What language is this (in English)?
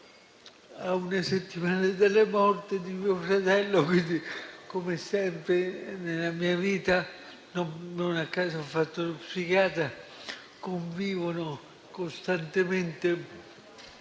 Italian